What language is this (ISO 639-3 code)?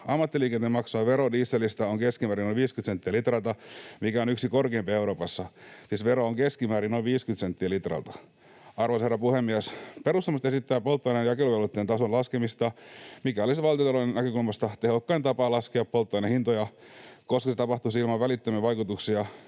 fin